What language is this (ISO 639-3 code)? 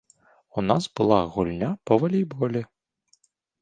bel